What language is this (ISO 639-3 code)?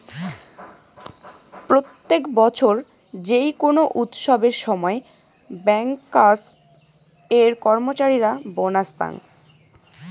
ben